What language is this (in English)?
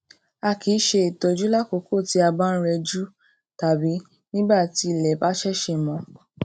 Yoruba